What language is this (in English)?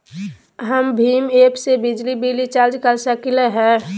Magahi